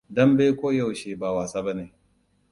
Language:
Hausa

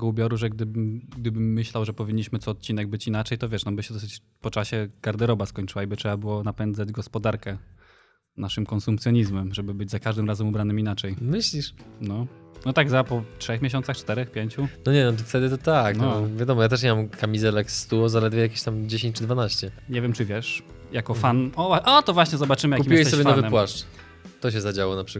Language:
Polish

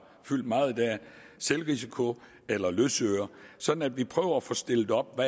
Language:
Danish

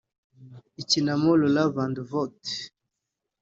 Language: Kinyarwanda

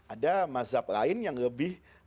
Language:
Indonesian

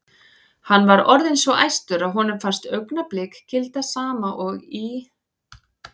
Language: Icelandic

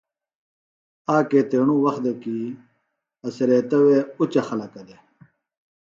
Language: Phalura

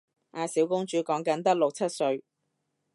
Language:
Cantonese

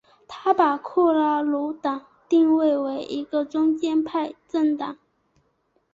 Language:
Chinese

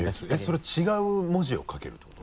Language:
Japanese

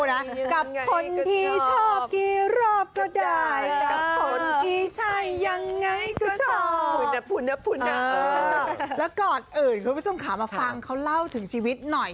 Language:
Thai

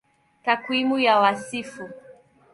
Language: Swahili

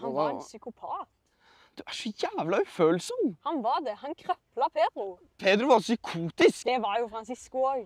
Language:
Norwegian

